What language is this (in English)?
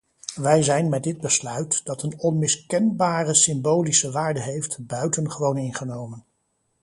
Dutch